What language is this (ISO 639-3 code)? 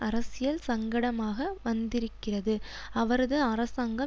tam